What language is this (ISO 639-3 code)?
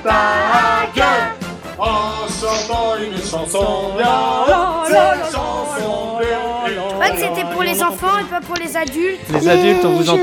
fra